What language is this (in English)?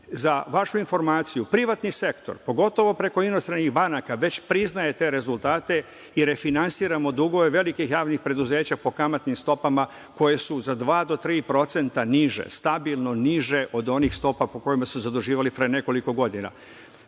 Serbian